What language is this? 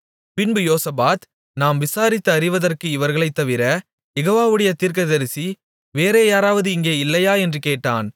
Tamil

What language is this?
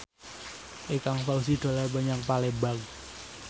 Javanese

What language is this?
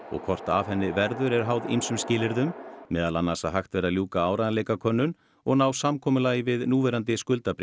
Icelandic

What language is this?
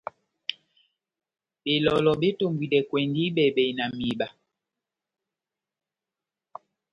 Batanga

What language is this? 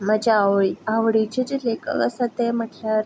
Konkani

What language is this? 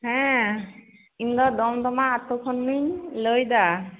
Santali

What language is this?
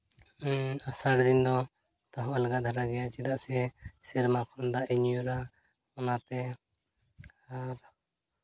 Santali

